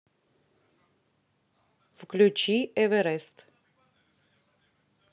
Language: Russian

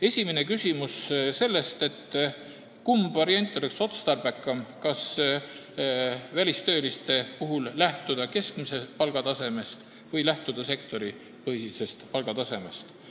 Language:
Estonian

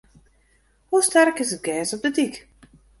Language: Western Frisian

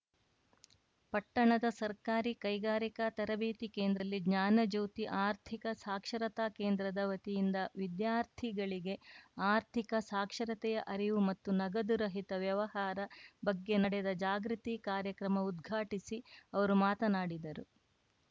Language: Kannada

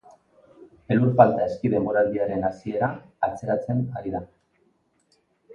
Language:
Basque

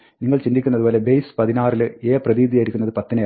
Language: Malayalam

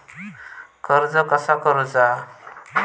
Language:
Marathi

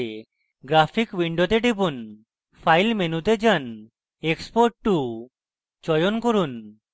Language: Bangla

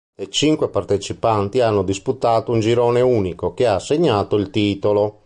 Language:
Italian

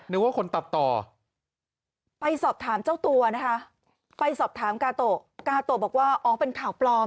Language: Thai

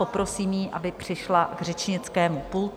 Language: Czech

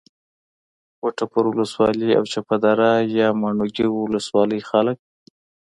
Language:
Pashto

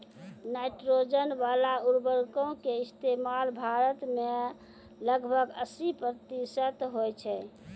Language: Maithili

